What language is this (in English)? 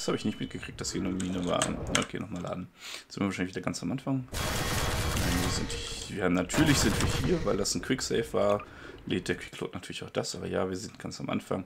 German